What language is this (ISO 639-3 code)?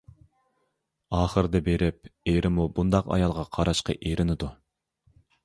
uig